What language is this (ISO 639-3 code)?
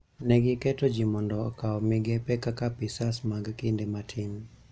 luo